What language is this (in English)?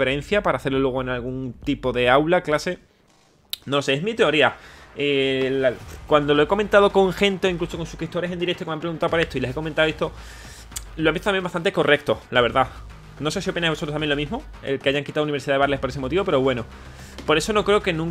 Spanish